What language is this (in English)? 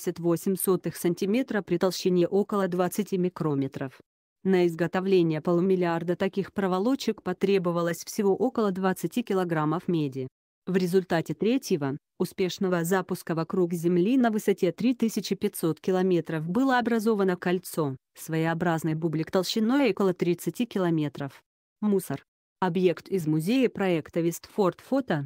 Russian